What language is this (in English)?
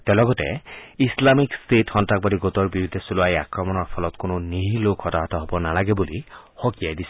Assamese